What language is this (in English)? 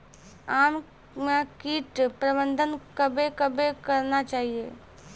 Maithili